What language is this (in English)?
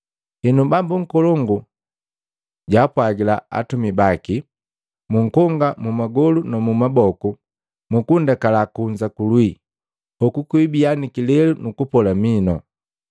Matengo